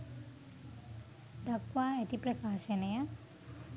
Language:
Sinhala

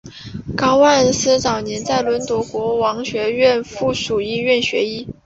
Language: Chinese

